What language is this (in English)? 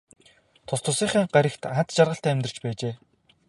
Mongolian